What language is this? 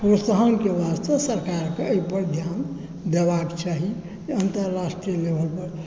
Maithili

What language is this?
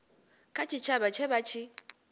Venda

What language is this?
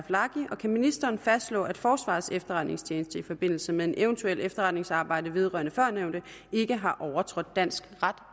Danish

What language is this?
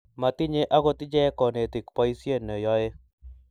Kalenjin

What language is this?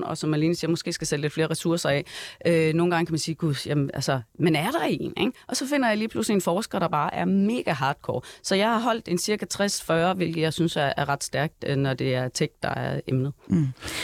Danish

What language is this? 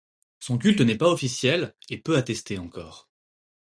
French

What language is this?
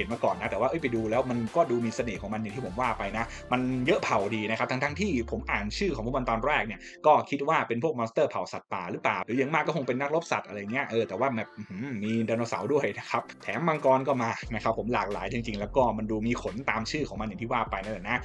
Thai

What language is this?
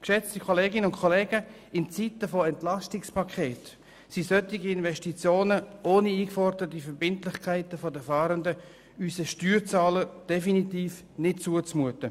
Swiss German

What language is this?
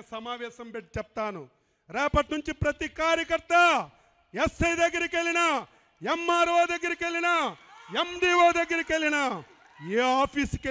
Telugu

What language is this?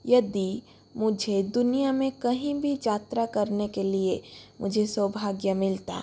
Hindi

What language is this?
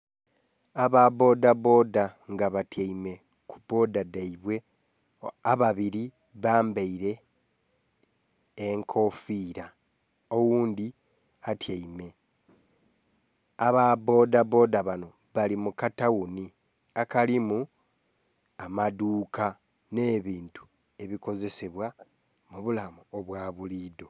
Soga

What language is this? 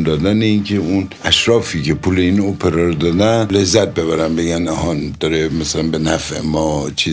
Persian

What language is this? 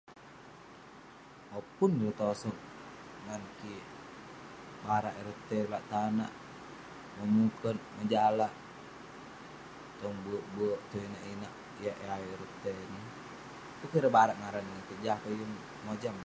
Western Penan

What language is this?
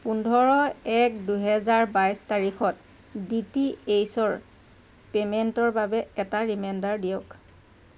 Assamese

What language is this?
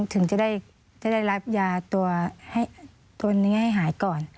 Thai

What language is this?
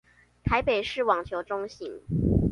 Chinese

